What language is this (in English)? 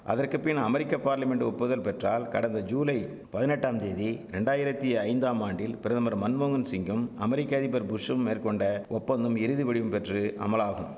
Tamil